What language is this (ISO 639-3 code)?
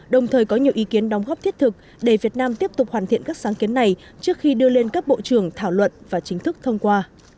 vie